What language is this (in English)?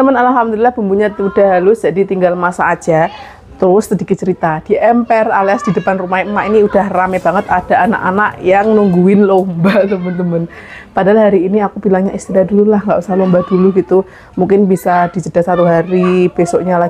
Indonesian